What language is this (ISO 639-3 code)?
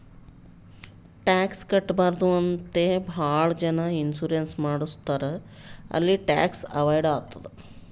kan